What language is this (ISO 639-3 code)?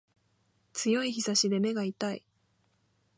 jpn